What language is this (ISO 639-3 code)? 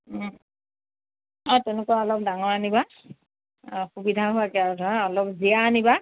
asm